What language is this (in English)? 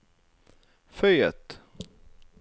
Norwegian